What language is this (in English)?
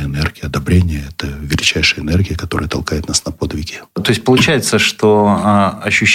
Russian